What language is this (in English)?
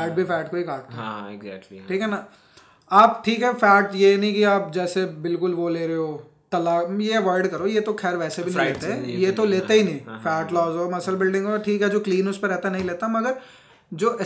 Hindi